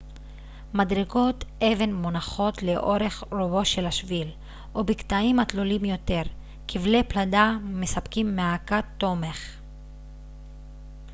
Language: Hebrew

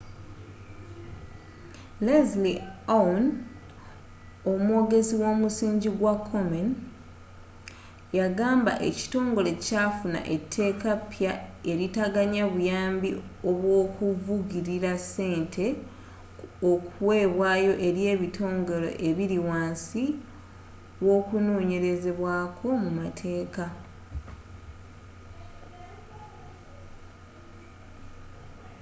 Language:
Ganda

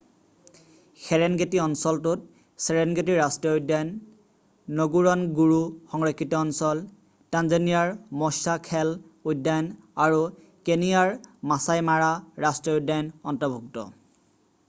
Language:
Assamese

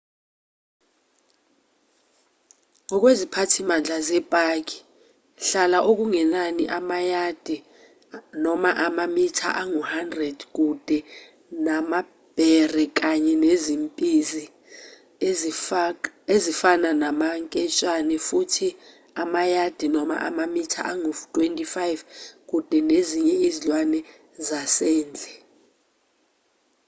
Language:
Zulu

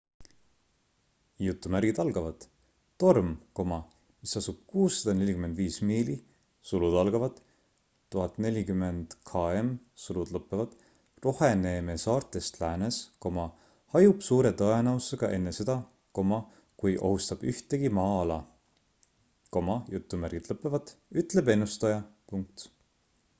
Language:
Estonian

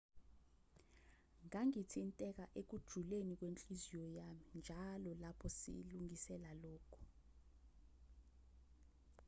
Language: Zulu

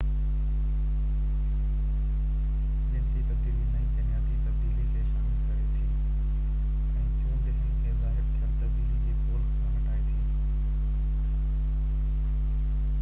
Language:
Sindhi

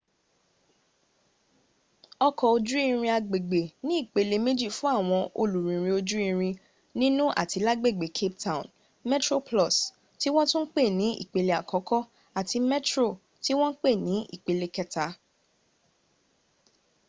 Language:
Yoruba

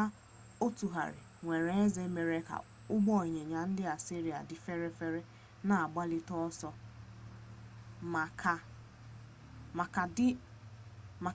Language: Igbo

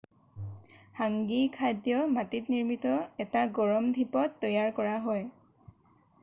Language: Assamese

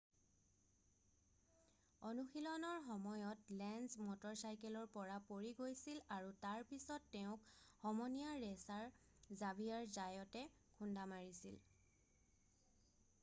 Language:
Assamese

